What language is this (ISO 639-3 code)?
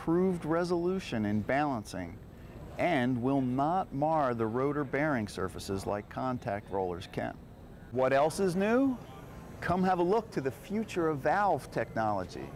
eng